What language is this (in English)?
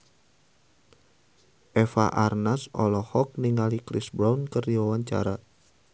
Sundanese